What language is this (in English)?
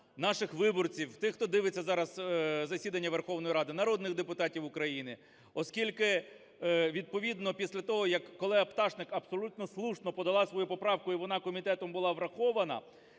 Ukrainian